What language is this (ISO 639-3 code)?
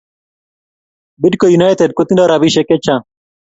kln